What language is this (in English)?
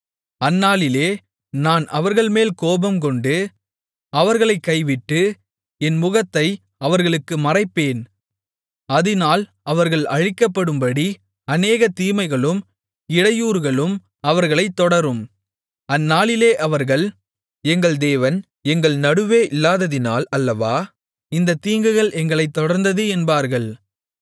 Tamil